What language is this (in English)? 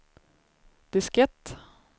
Swedish